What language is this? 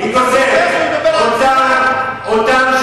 Hebrew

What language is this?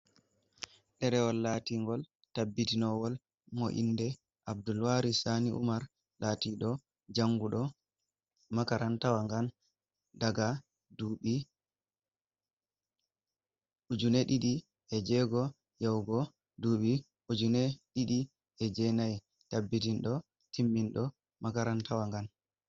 Fula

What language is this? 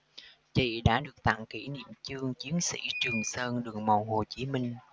Vietnamese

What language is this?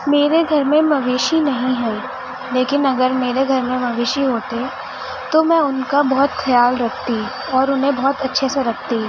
Urdu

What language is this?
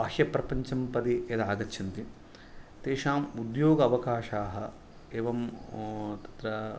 Sanskrit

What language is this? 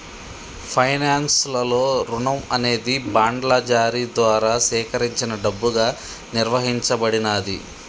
Telugu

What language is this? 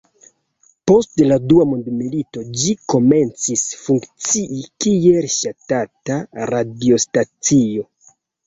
Esperanto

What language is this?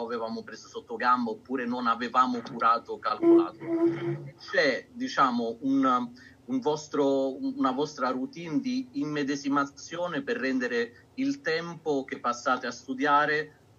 Italian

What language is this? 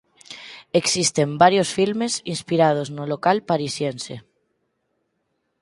Galician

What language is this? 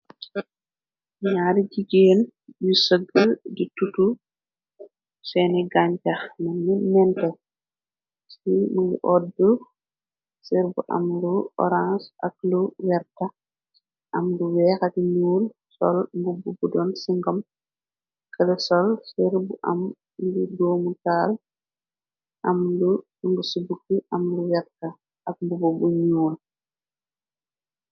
Wolof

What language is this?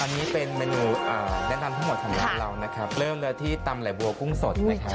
Thai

